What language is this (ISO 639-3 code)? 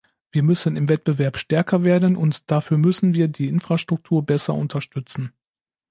deu